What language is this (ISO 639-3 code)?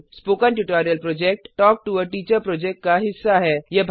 hin